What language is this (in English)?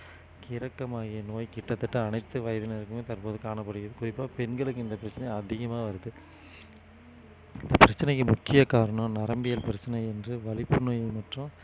Tamil